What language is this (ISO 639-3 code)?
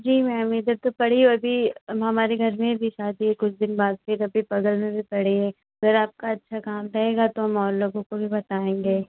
hin